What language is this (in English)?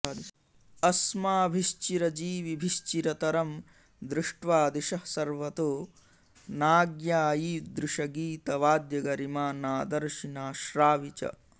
Sanskrit